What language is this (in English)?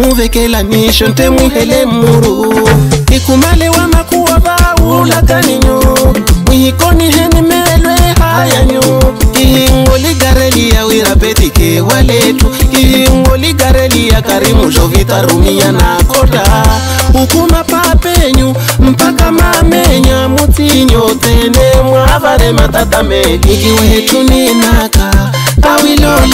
Arabic